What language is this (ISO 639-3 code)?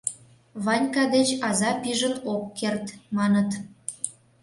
chm